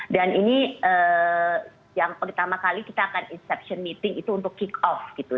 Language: Indonesian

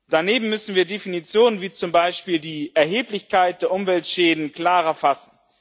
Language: German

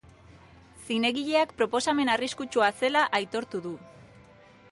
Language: Basque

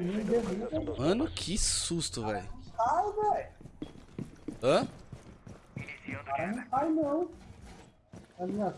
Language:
Portuguese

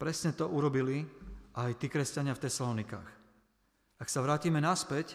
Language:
Slovak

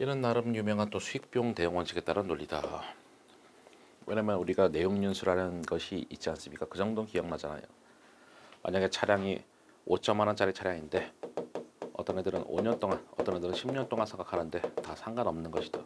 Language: Korean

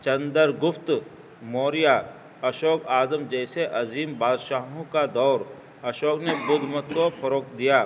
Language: Urdu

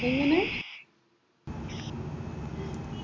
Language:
Malayalam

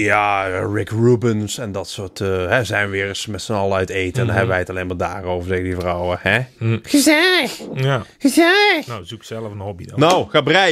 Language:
Dutch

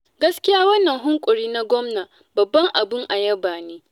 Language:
Hausa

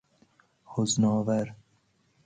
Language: Persian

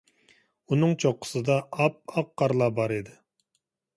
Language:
Uyghur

